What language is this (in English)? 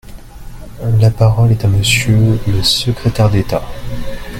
French